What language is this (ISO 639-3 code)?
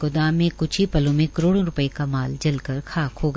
hin